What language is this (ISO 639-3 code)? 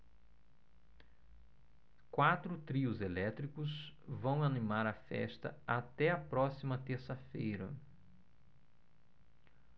por